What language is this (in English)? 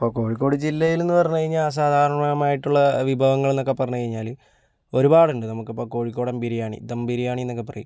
Malayalam